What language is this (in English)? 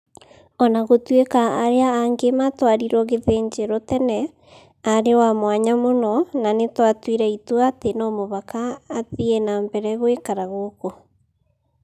Kikuyu